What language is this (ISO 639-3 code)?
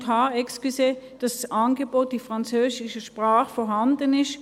gsw